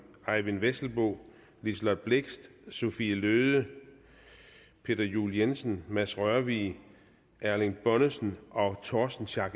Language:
Danish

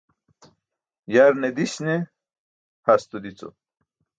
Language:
Burushaski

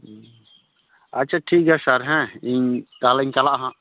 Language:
Santali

